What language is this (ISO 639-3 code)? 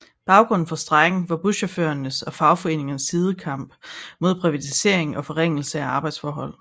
dan